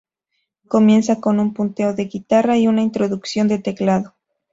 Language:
Spanish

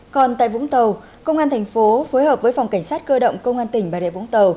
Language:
Vietnamese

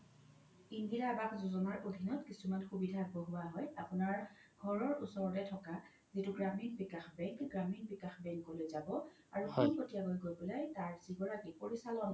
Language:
Assamese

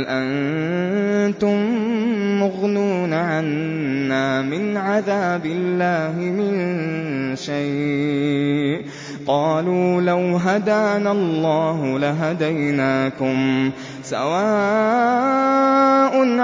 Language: Arabic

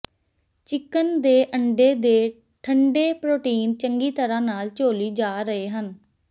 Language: Punjabi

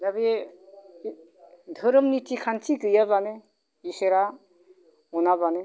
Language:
Bodo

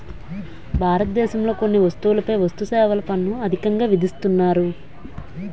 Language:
Telugu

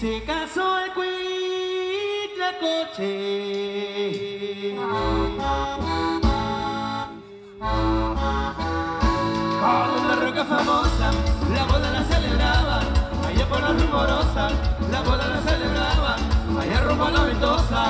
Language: Spanish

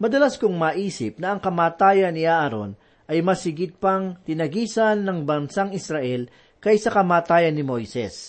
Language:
Filipino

